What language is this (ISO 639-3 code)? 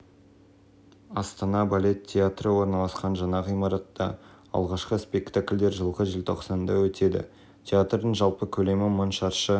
kaz